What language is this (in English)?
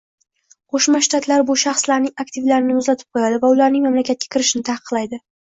Uzbek